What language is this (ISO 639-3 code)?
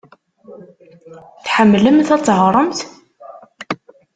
kab